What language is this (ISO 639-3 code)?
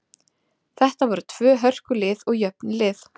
isl